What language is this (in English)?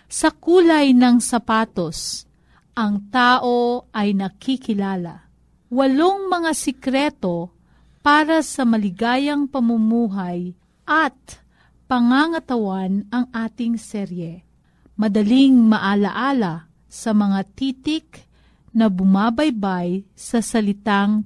Filipino